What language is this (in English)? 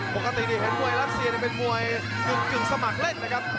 Thai